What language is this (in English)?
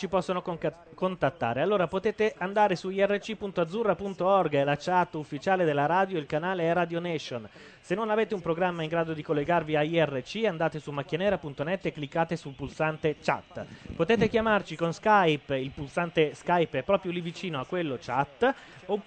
Italian